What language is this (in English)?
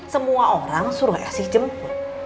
Indonesian